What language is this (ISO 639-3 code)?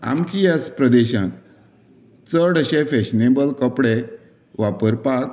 kok